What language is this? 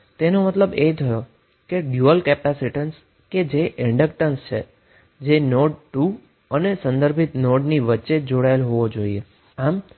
Gujarati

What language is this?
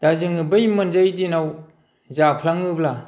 Bodo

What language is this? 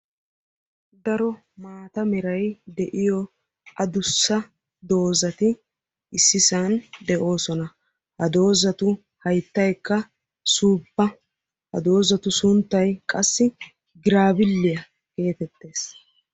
Wolaytta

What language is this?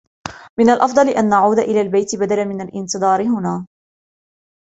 Arabic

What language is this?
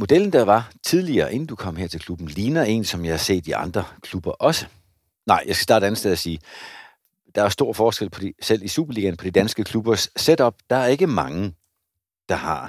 Danish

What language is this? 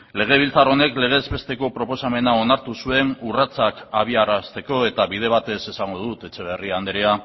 Basque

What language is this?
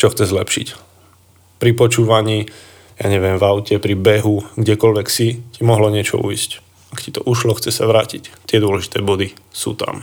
Slovak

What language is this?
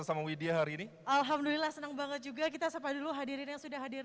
Indonesian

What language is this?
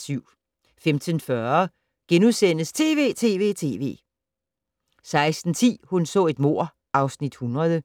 Danish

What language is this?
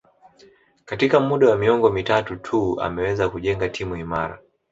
Swahili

